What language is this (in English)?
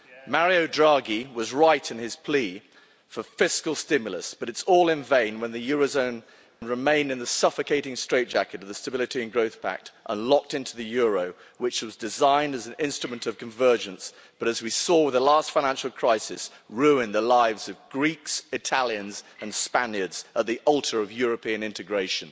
English